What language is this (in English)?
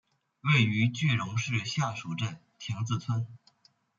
Chinese